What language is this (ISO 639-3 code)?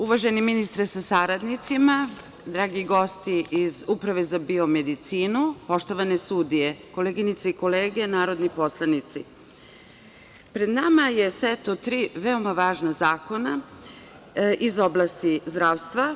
srp